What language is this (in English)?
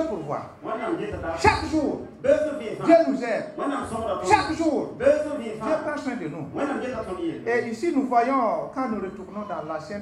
French